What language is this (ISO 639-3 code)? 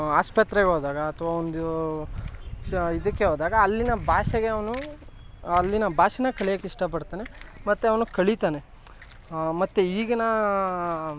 kan